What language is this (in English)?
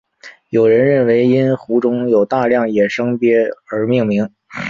Chinese